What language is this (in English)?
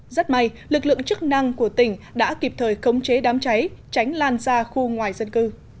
Vietnamese